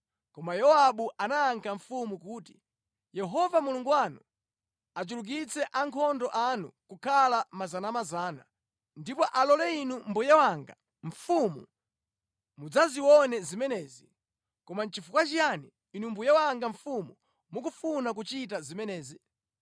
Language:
Nyanja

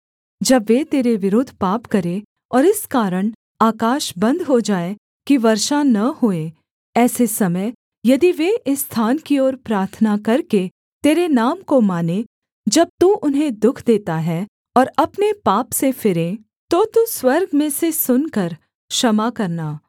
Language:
Hindi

